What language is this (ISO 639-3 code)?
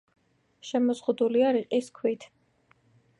kat